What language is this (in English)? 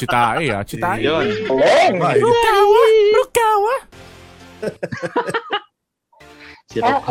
Filipino